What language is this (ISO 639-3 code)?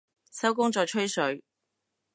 yue